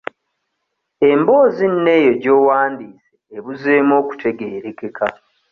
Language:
Ganda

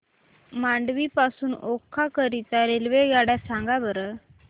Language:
Marathi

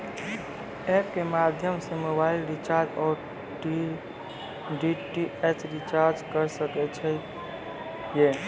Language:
Maithili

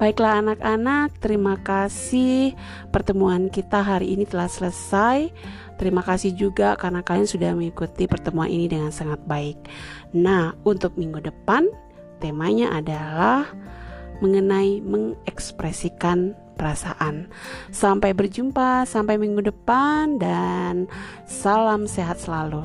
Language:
Indonesian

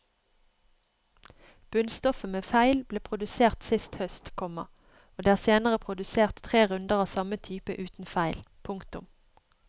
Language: Norwegian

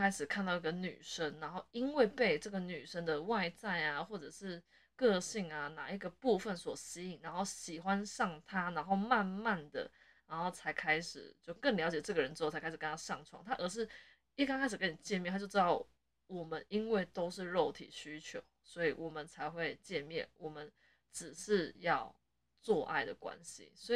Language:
Chinese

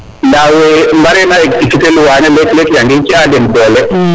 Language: Serer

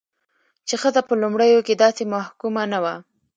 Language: Pashto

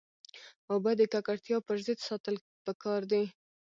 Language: Pashto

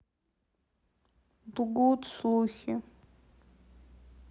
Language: Russian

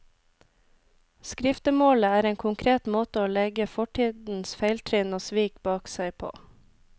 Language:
Norwegian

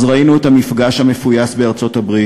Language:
Hebrew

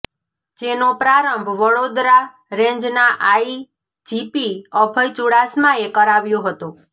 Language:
Gujarati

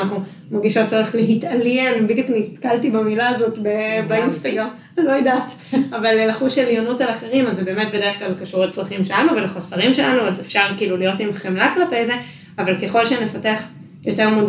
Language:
Hebrew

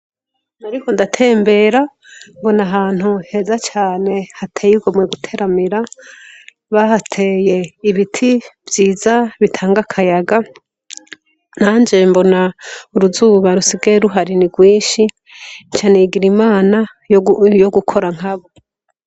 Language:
Rundi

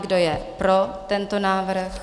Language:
Czech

